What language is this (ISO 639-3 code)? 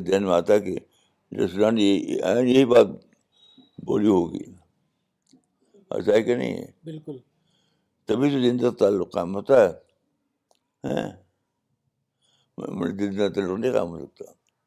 urd